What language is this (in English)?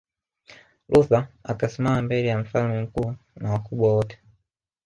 Swahili